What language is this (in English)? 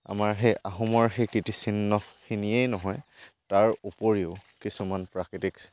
Assamese